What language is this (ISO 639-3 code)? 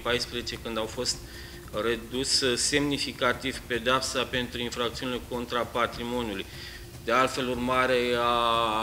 ron